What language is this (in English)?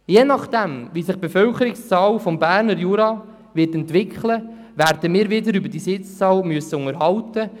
Swiss German